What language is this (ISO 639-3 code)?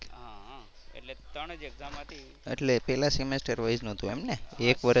guj